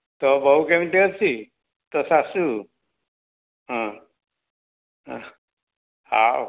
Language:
Odia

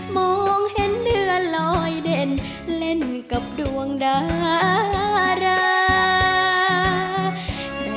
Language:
Thai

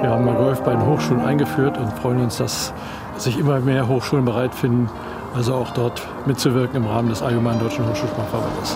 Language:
German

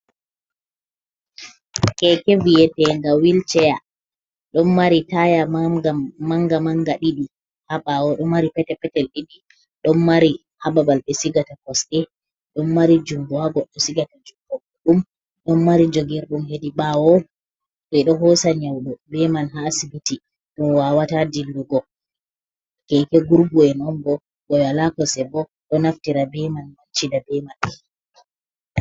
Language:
Fula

